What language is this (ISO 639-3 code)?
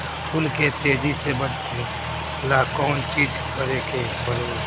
bho